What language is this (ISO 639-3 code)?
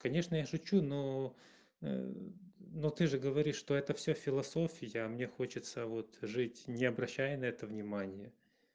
rus